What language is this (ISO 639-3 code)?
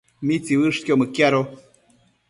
mcf